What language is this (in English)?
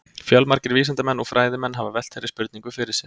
Icelandic